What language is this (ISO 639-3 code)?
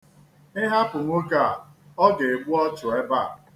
ibo